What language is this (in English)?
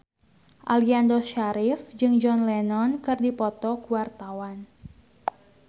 Sundanese